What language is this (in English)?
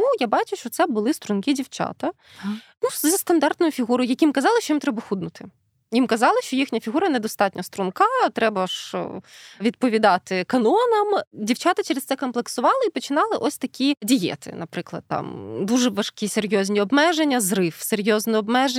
Ukrainian